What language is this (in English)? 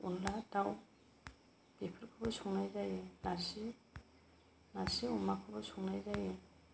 Bodo